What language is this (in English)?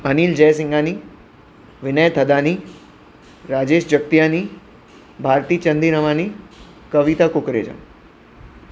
Sindhi